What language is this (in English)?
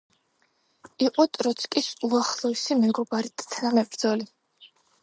Georgian